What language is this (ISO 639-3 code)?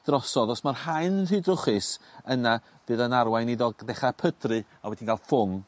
cym